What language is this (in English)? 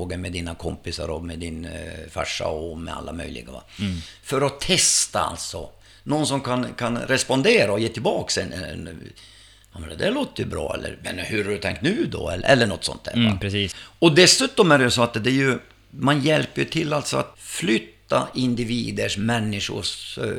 Swedish